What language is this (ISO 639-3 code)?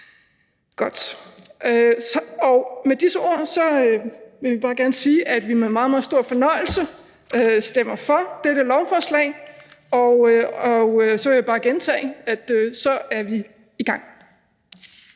dan